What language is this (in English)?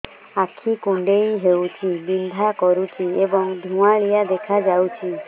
Odia